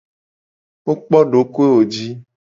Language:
Gen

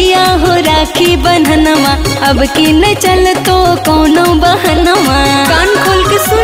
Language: Hindi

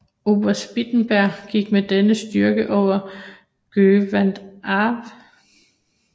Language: Danish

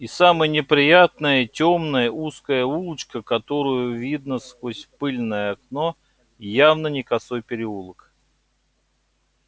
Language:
Russian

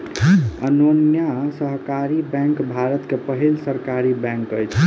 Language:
Maithili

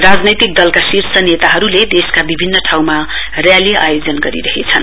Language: Nepali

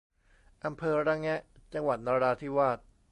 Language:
Thai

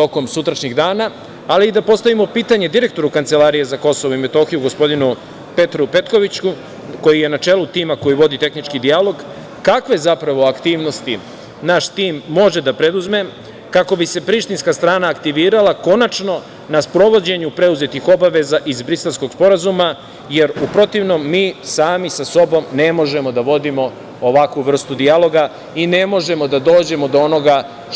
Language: Serbian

